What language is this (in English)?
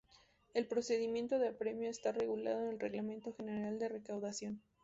Spanish